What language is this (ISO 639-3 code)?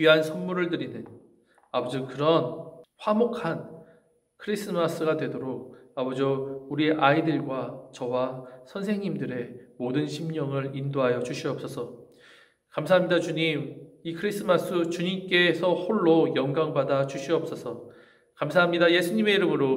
kor